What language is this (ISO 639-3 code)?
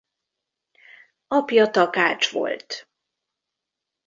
hun